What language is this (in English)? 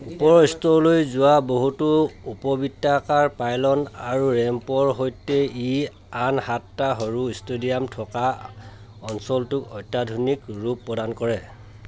Assamese